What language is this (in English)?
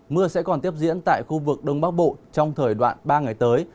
Vietnamese